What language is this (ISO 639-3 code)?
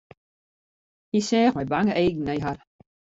fry